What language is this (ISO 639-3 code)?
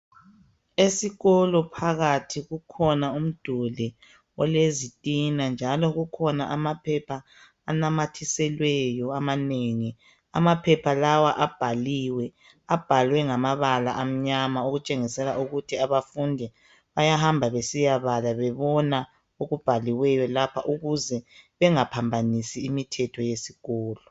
nde